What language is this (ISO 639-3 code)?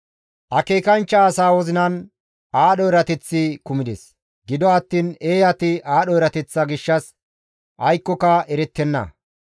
gmv